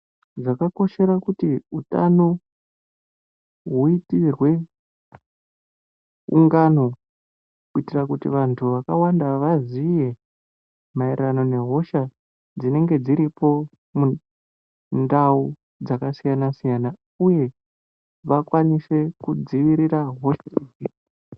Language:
Ndau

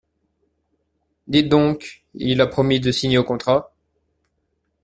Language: French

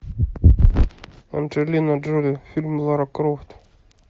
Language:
Russian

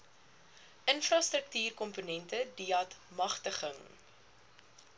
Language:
Afrikaans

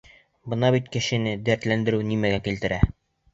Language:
Bashkir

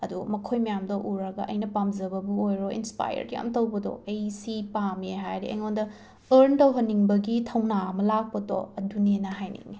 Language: Manipuri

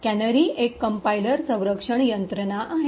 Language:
Marathi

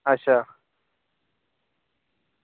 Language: Dogri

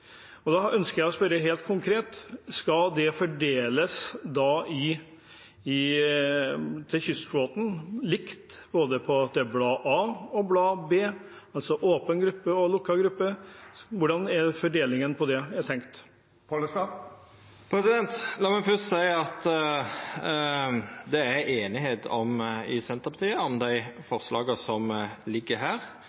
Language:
Norwegian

